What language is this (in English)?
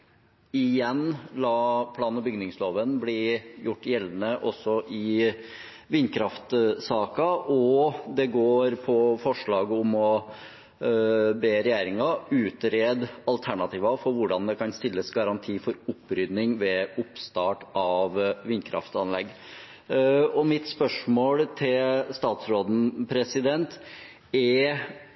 Norwegian Bokmål